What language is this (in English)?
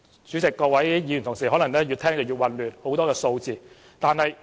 Cantonese